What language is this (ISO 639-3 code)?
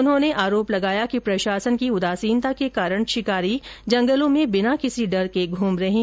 hin